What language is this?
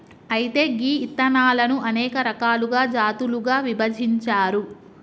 Telugu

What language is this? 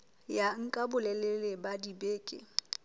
Southern Sotho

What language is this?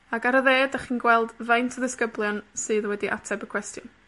Welsh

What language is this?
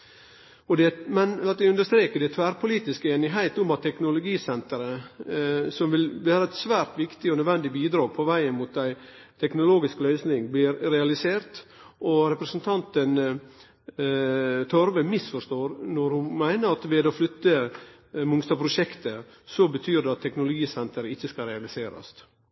Norwegian Nynorsk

